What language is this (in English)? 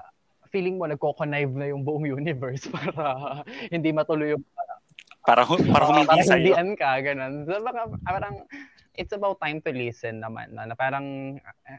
Filipino